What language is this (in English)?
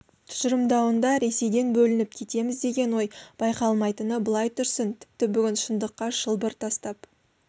Kazakh